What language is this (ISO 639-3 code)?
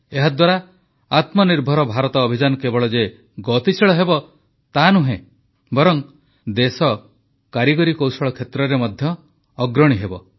ori